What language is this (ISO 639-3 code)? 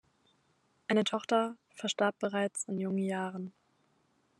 deu